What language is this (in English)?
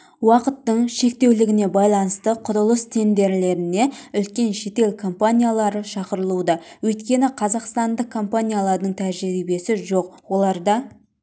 Kazakh